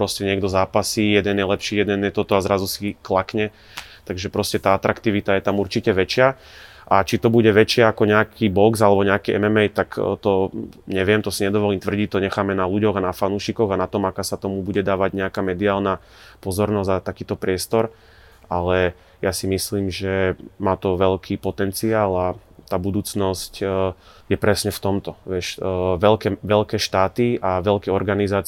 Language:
Slovak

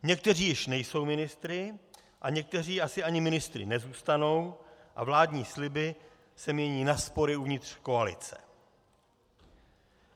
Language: Czech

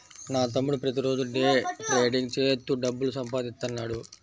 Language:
Telugu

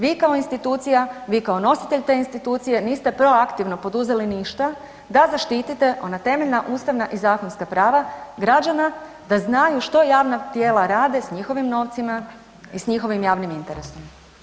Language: Croatian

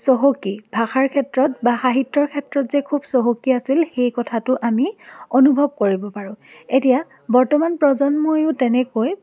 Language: Assamese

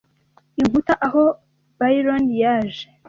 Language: Kinyarwanda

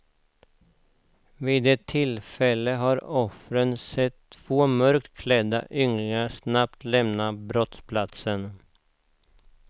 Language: Swedish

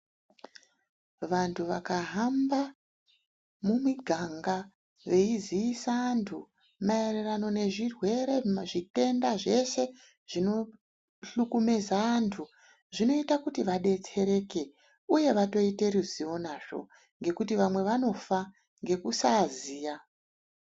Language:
Ndau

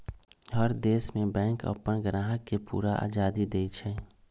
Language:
Magahi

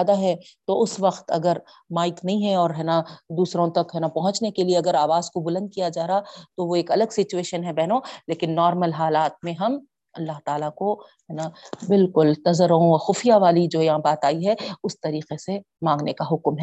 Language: Urdu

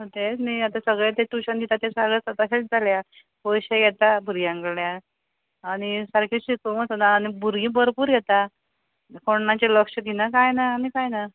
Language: Konkani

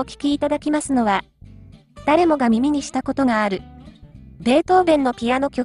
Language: Japanese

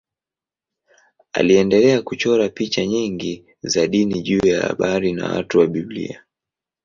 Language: Swahili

